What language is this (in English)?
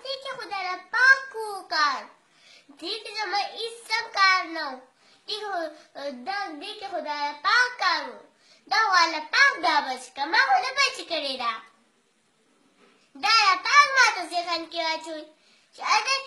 Arabic